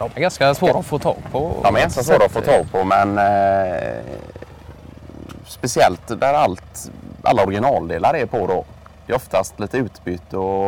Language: Swedish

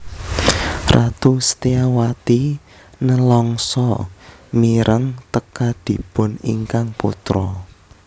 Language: Javanese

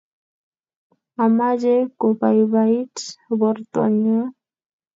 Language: Kalenjin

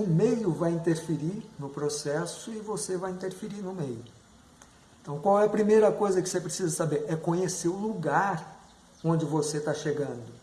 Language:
Portuguese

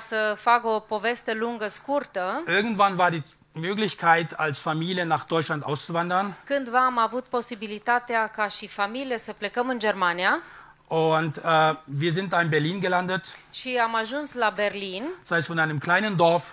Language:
Romanian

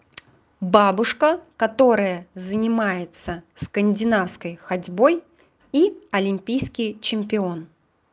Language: Russian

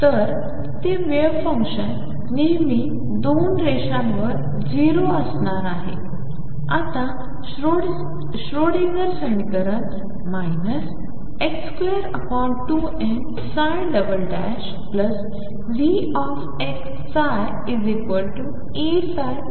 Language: Marathi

